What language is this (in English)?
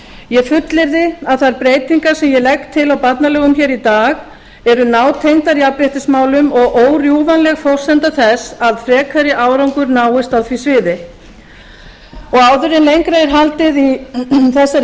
Icelandic